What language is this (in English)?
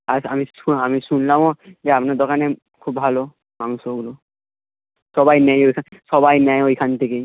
Bangla